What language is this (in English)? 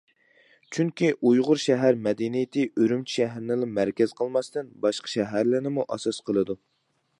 Uyghur